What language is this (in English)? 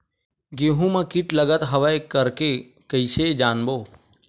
Chhattisgarhi